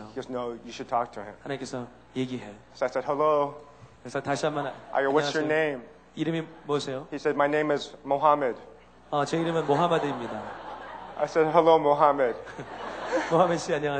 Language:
Korean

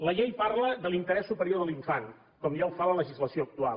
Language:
Catalan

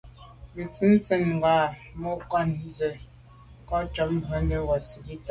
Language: Medumba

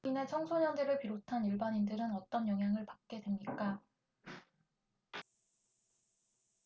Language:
Korean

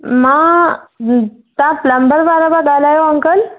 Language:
Sindhi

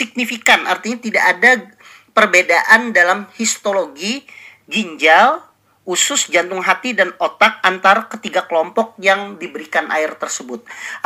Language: Indonesian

